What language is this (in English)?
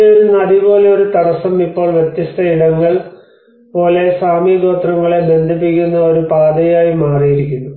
Malayalam